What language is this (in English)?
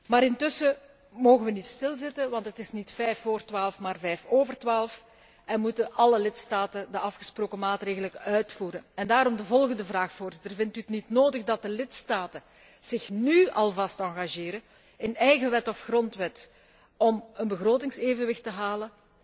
Dutch